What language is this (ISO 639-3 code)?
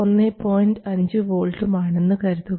mal